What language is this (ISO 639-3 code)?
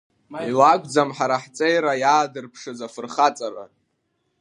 abk